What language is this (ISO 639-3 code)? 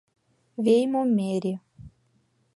chm